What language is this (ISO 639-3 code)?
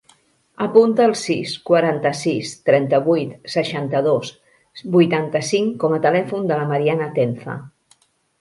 cat